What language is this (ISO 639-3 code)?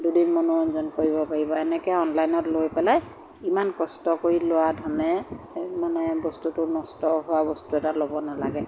asm